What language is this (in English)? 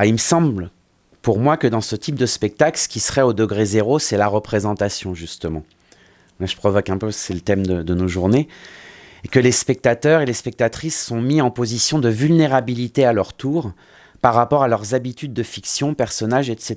French